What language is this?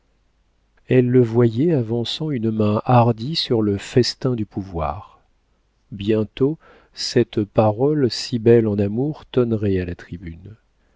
French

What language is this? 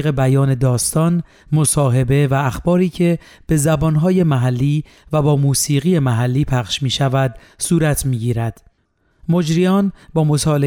Persian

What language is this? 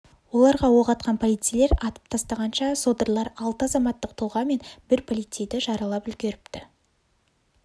Kazakh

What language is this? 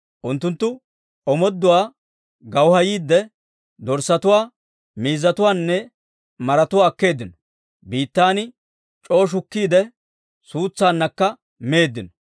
Dawro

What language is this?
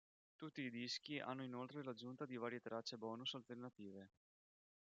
Italian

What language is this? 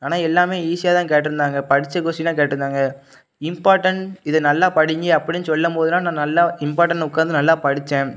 Tamil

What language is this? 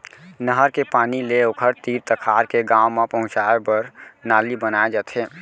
Chhattisgarhi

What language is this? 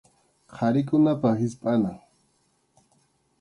Arequipa-La Unión Quechua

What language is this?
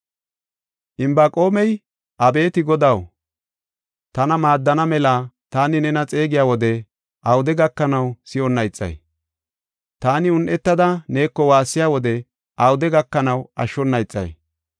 Gofa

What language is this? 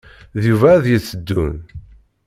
Kabyle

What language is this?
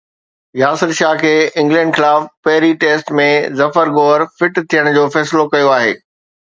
Sindhi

